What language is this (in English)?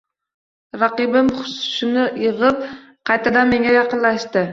Uzbek